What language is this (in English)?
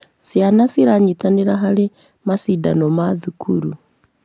Kikuyu